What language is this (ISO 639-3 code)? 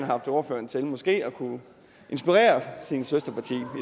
dan